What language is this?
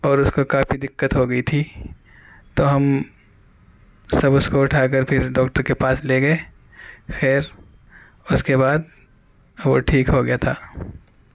Urdu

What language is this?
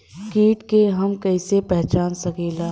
Bhojpuri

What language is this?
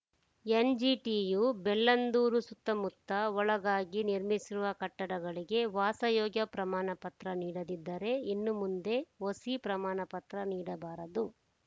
Kannada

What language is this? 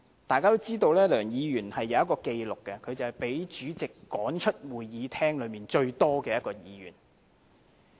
Cantonese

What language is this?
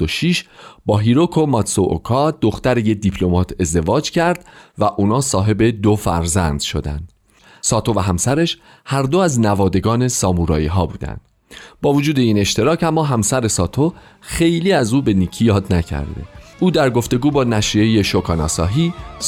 Persian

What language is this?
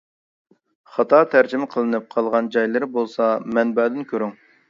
Uyghur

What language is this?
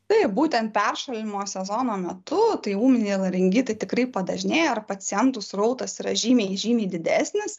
Lithuanian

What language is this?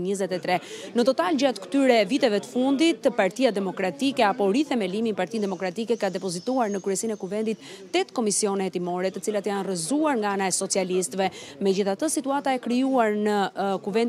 Romanian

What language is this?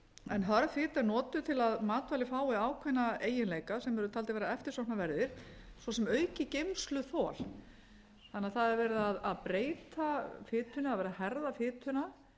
Icelandic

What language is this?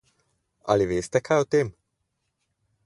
Slovenian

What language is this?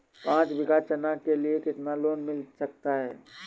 Hindi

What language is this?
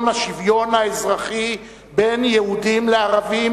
Hebrew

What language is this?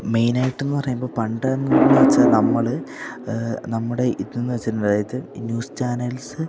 Malayalam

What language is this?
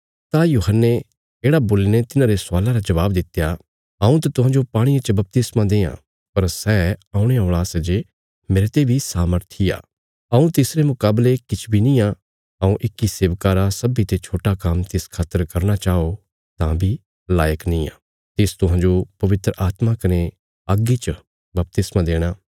Bilaspuri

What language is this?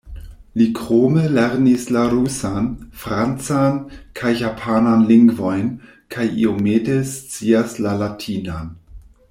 Esperanto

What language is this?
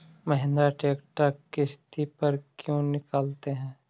Magahi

